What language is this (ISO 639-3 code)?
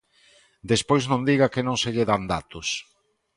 glg